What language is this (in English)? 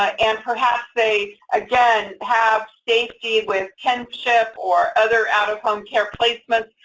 English